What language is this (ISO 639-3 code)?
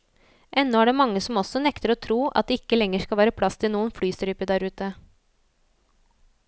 nor